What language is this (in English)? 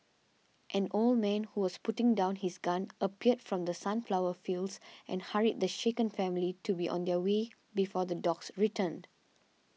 English